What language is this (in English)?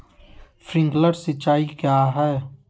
Magahi